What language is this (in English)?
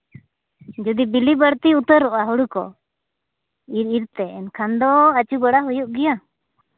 Santali